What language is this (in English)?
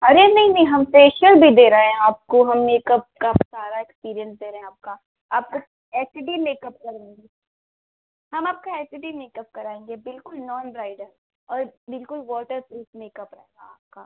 Hindi